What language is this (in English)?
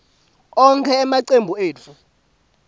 Swati